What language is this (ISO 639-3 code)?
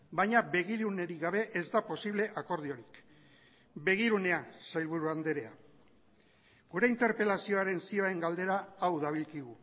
eus